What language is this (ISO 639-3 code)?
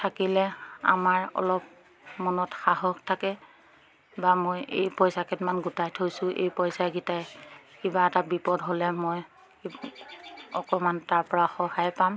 asm